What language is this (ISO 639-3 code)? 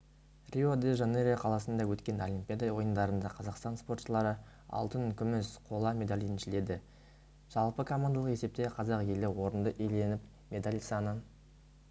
kaz